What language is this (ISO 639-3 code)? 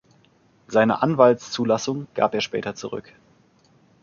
deu